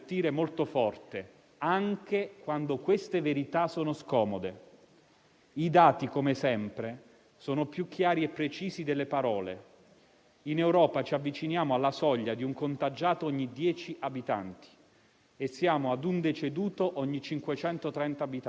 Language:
Italian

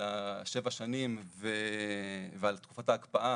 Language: Hebrew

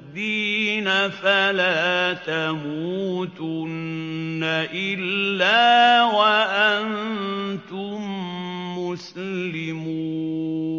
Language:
Arabic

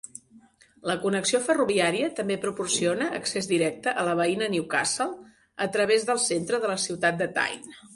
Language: Catalan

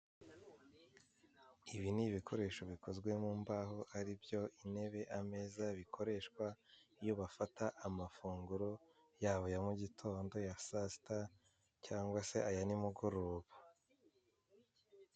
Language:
Kinyarwanda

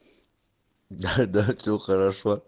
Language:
Russian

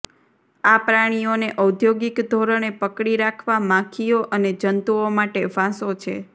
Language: Gujarati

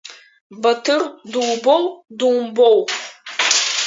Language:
Abkhazian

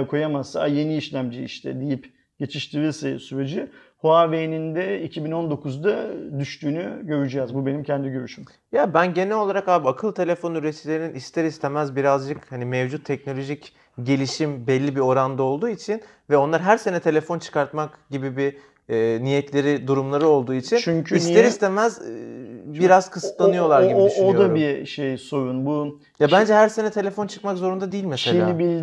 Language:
Turkish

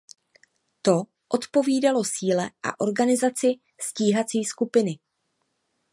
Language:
Czech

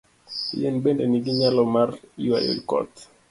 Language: Luo (Kenya and Tanzania)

